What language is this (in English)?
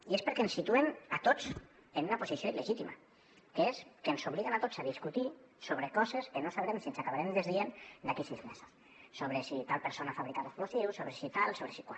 Catalan